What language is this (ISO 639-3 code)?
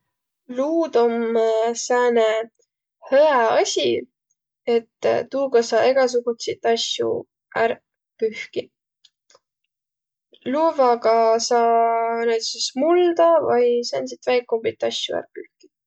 vro